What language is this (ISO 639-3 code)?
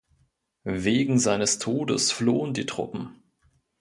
deu